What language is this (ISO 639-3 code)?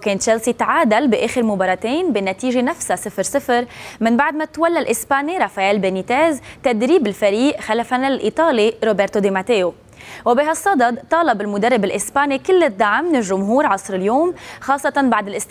ara